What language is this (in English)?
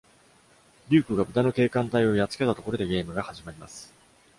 Japanese